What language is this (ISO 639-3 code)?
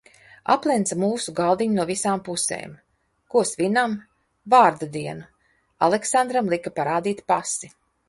lav